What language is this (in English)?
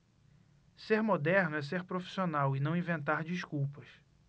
Portuguese